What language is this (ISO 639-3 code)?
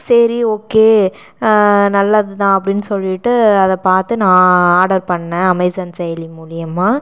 tam